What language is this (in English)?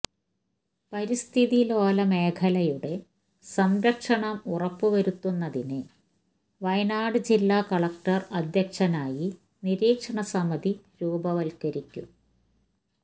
Malayalam